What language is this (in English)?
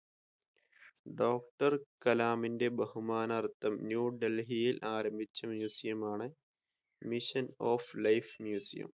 Malayalam